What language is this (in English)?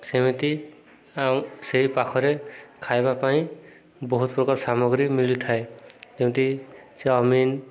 Odia